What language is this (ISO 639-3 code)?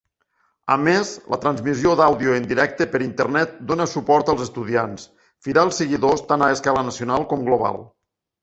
cat